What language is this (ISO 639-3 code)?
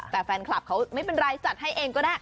tha